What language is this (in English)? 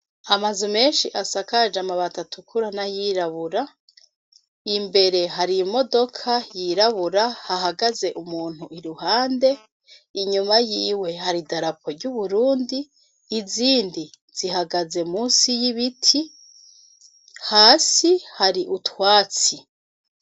Rundi